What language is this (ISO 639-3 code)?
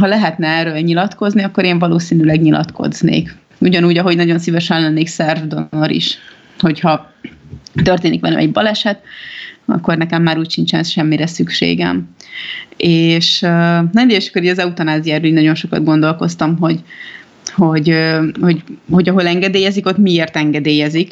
hun